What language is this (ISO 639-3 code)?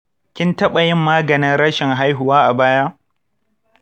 hau